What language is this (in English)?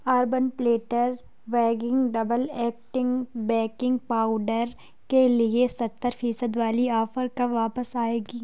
Urdu